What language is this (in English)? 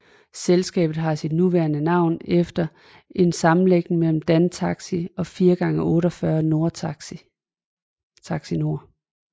Danish